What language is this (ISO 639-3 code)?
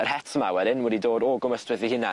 cym